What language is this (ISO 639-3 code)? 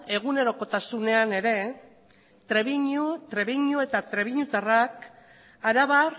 eus